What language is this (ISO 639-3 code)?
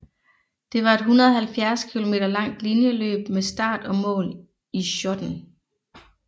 dan